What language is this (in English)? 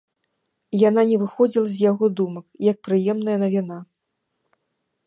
Belarusian